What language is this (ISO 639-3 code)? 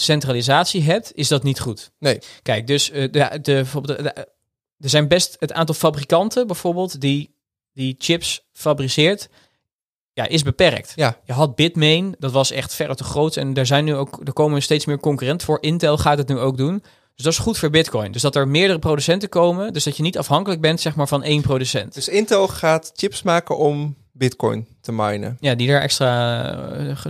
nld